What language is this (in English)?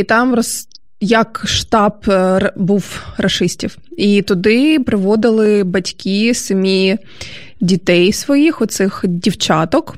Ukrainian